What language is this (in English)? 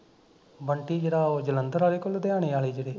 Punjabi